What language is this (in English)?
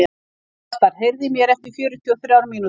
Icelandic